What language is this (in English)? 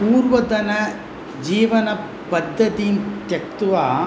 Sanskrit